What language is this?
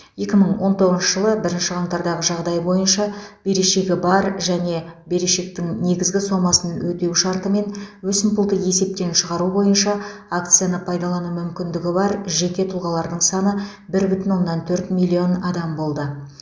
Kazakh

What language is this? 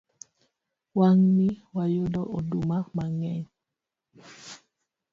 Luo (Kenya and Tanzania)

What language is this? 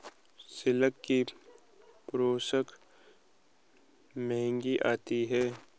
Hindi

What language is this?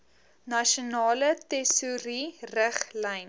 Afrikaans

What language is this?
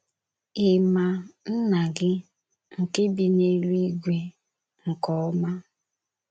Igbo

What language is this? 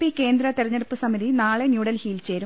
Malayalam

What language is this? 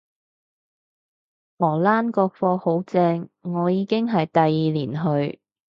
Cantonese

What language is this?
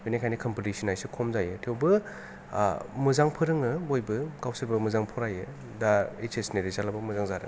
Bodo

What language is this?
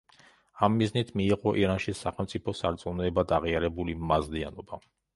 Georgian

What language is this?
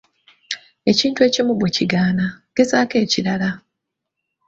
Ganda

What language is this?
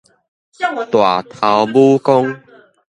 Min Nan Chinese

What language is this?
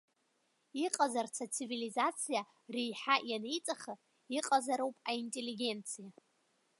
Abkhazian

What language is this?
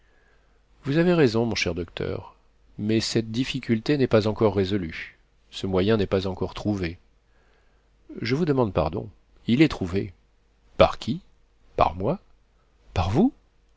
French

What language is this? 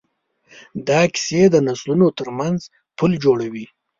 Pashto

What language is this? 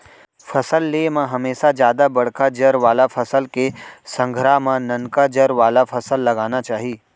Chhattisgarhi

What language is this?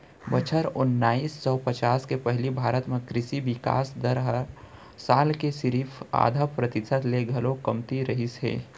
Chhattisgarhi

